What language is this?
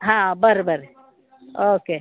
Kannada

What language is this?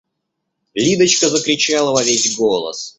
Russian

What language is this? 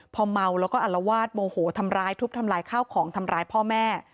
Thai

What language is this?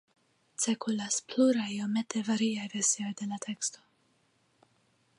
Esperanto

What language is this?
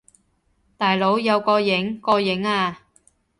Cantonese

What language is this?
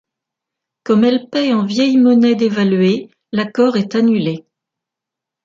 French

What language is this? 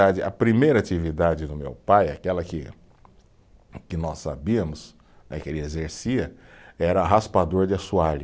Portuguese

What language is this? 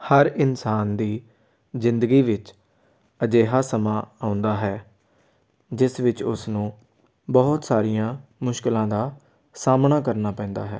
Punjabi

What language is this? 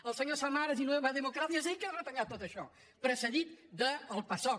Catalan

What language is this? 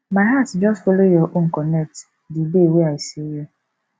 Nigerian Pidgin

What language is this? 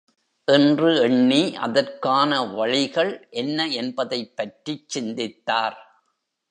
Tamil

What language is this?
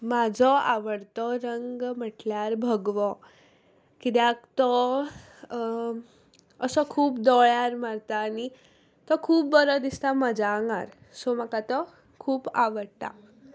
Konkani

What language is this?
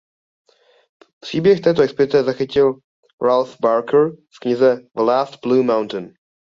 Czech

